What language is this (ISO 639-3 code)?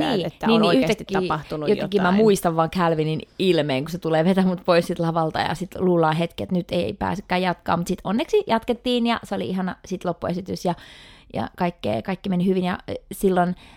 fin